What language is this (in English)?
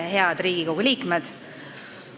Estonian